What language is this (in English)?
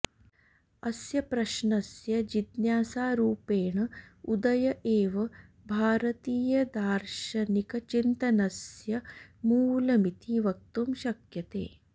Sanskrit